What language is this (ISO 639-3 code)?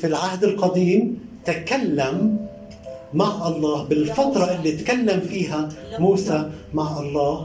ara